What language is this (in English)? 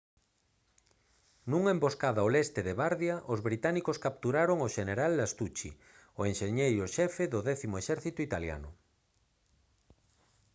Galician